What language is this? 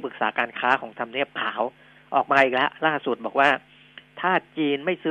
Thai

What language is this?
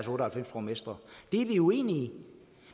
Danish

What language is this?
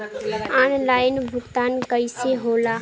Bhojpuri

